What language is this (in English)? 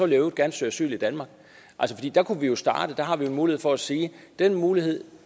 Danish